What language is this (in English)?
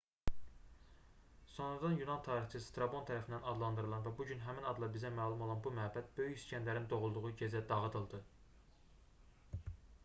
Azerbaijani